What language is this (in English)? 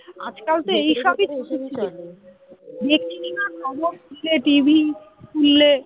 Bangla